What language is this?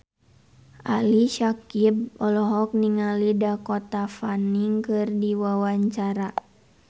Sundanese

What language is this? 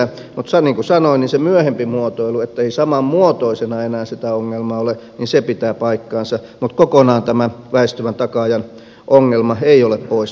Finnish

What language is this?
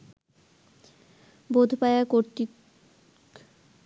Bangla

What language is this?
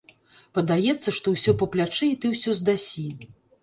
Belarusian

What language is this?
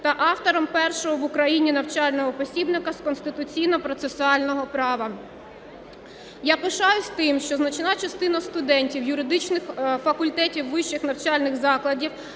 Ukrainian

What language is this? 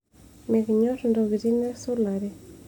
Masai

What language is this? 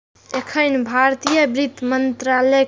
Maithili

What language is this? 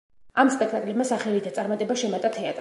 Georgian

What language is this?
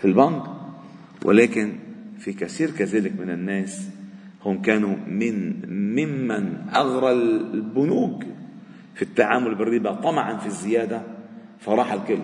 Arabic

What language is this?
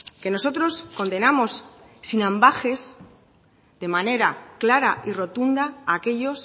Spanish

